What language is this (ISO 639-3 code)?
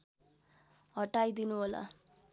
nep